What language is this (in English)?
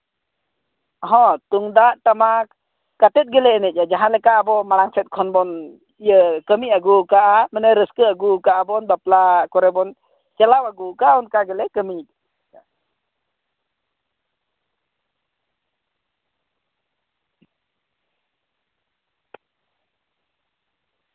Santali